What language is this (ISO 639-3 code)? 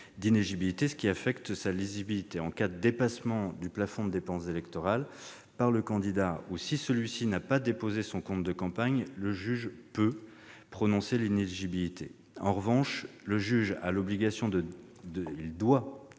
fra